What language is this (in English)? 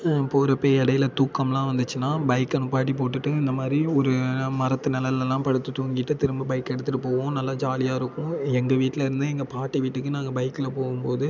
Tamil